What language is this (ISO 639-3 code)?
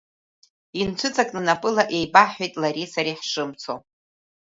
abk